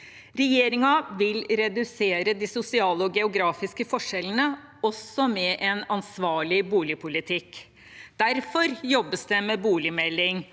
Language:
Norwegian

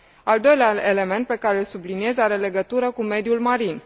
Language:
Romanian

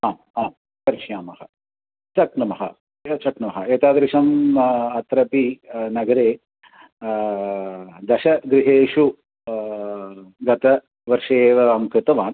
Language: Sanskrit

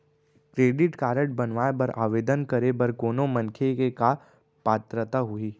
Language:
Chhattisgarhi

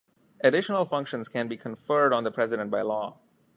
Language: English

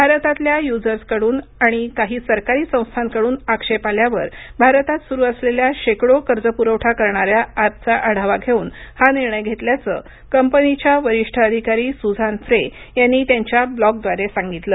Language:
Marathi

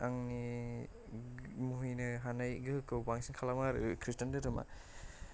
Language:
Bodo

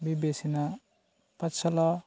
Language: Bodo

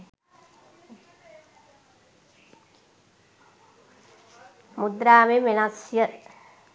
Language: Sinhala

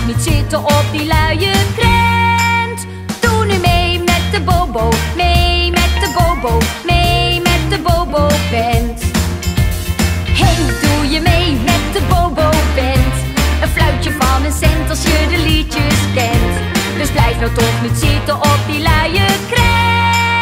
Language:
Dutch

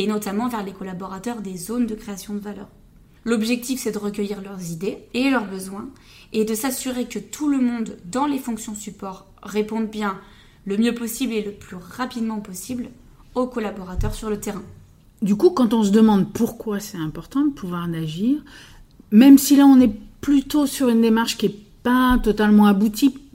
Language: French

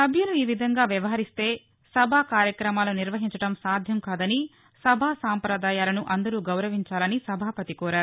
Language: Telugu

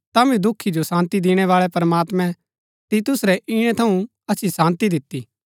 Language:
Gaddi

